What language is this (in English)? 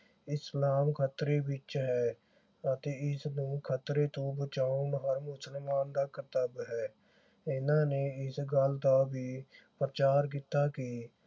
Punjabi